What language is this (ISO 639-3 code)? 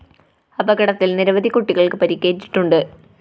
mal